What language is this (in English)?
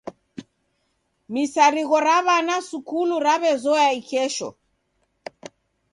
Taita